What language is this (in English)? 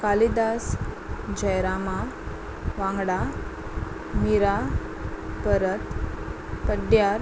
Konkani